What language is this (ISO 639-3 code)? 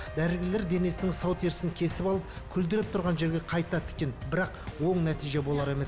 kaz